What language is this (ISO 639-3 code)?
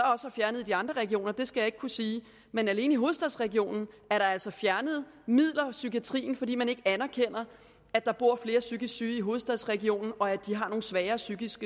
dan